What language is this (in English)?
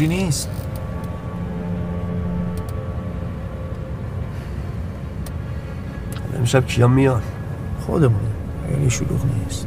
Persian